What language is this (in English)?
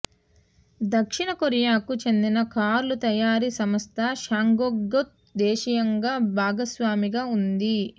Telugu